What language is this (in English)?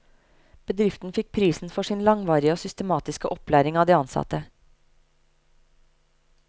Norwegian